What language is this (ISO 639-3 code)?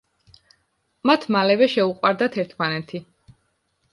kat